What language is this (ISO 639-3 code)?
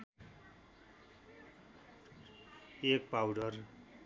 nep